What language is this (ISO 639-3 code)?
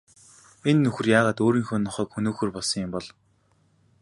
mon